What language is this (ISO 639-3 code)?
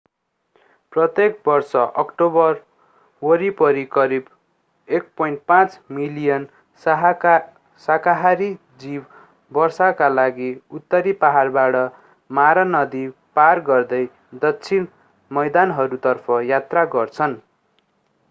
nep